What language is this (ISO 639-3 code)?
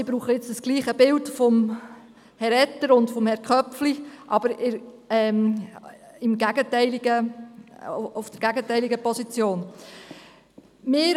gsw